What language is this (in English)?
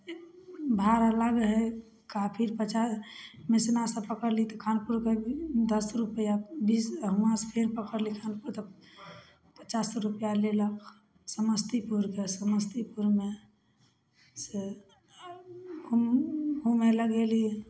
Maithili